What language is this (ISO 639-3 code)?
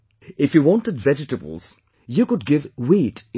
eng